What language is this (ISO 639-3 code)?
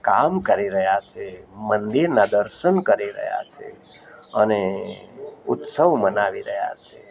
guj